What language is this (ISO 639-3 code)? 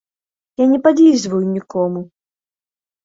bel